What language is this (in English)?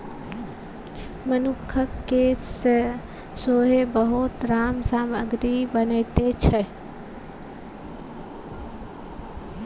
Maithili